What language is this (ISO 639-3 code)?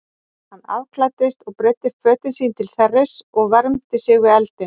isl